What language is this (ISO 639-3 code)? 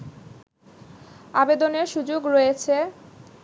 ben